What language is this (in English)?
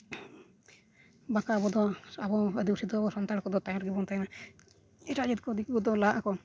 Santali